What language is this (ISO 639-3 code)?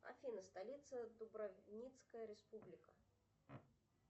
rus